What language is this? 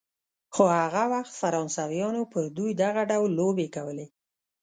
Pashto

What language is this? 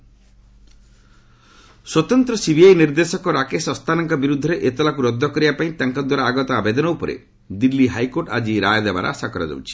Odia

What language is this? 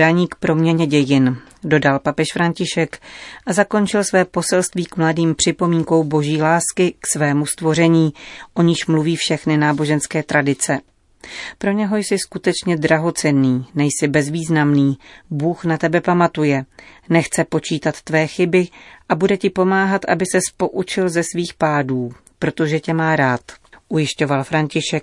Czech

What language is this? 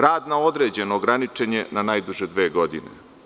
Serbian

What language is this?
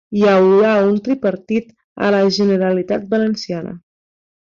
Catalan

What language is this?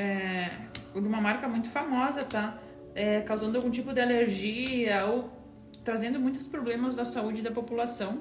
Portuguese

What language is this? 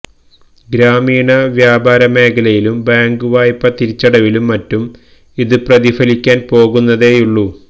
Malayalam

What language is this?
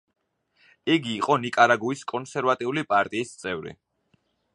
Georgian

